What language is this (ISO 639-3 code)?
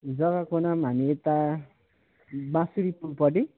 nep